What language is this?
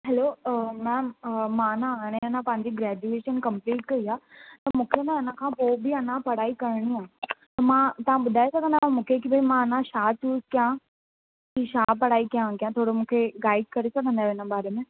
Sindhi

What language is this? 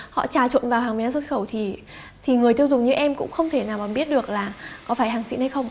Vietnamese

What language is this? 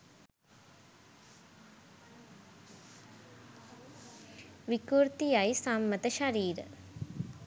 Sinhala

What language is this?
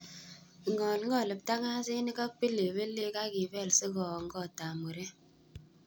Kalenjin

